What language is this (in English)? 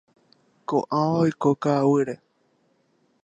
Guarani